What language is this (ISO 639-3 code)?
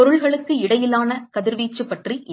tam